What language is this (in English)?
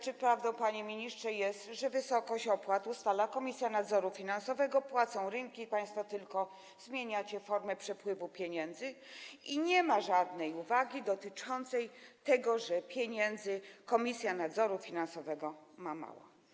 Polish